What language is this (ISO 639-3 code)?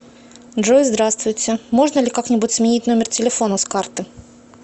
rus